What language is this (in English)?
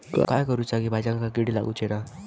Marathi